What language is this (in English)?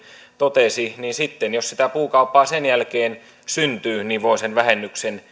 Finnish